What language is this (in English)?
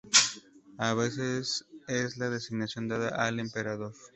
Spanish